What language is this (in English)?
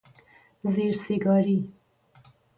Persian